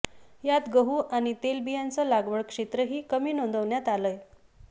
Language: Marathi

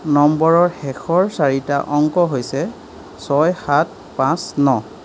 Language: Assamese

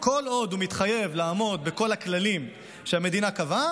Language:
Hebrew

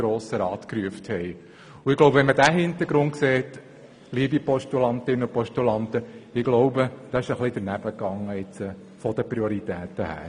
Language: Swiss German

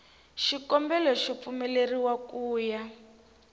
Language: Tsonga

